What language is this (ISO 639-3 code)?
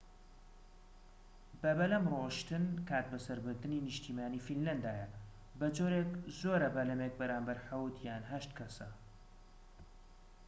ckb